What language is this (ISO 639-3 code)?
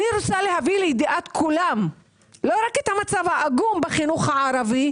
heb